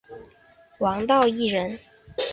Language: Chinese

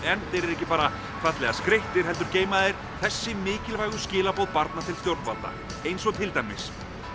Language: Icelandic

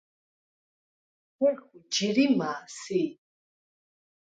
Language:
Svan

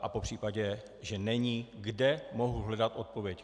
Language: Czech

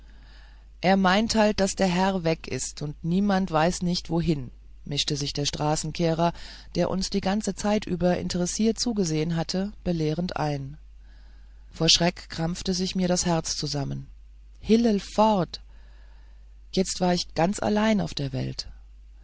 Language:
German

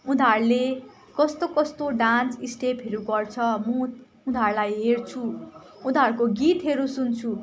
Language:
Nepali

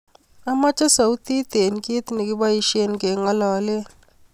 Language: Kalenjin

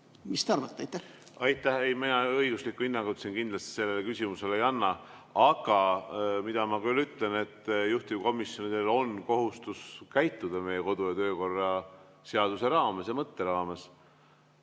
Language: Estonian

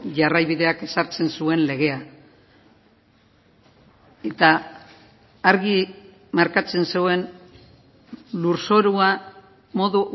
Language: Basque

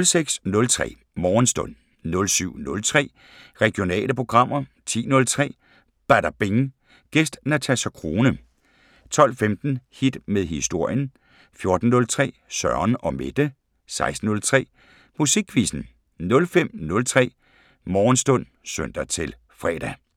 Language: Danish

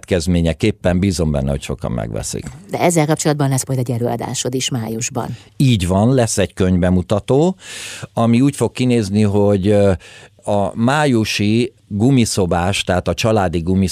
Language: Hungarian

